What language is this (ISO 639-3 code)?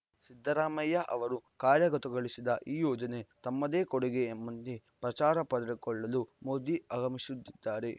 kan